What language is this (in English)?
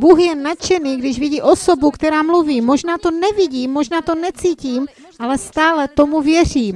Czech